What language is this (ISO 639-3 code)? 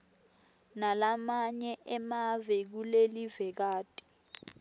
ssw